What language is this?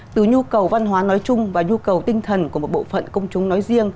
Vietnamese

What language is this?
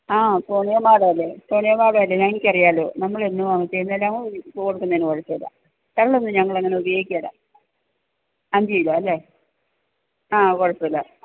Malayalam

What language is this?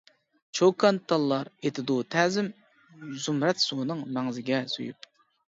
Uyghur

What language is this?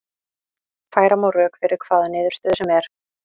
Icelandic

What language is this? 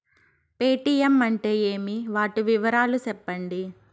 Telugu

